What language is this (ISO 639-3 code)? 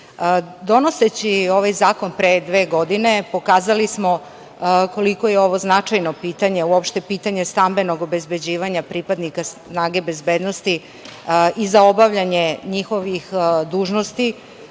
srp